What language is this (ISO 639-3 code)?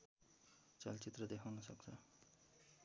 nep